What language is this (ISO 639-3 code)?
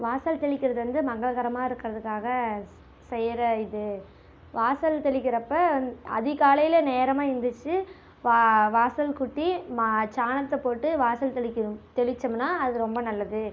tam